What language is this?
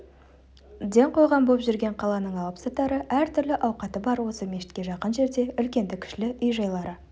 Kazakh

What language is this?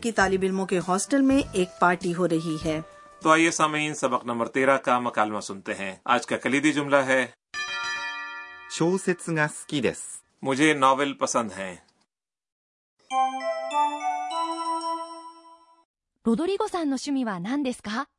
Urdu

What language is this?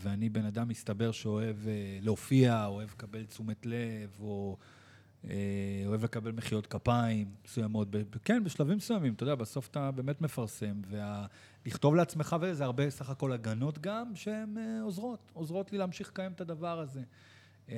Hebrew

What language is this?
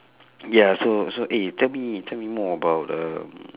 English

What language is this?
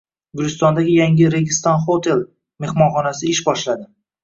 Uzbek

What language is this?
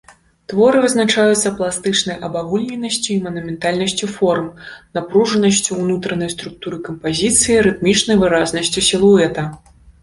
Belarusian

